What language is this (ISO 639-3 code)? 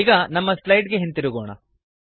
kan